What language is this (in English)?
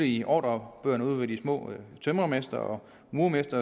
Danish